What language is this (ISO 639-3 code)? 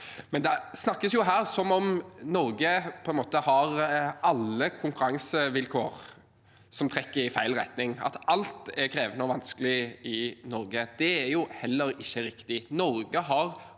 nor